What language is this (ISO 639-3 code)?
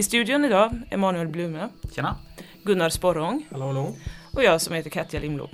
swe